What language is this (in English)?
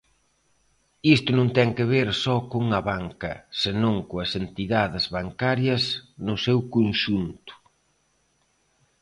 Galician